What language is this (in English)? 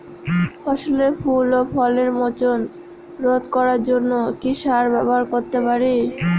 Bangla